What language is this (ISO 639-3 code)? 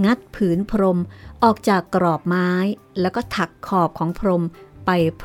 tha